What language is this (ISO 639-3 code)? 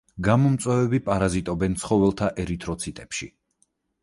kat